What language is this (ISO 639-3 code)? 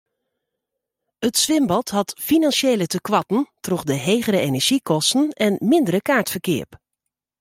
fry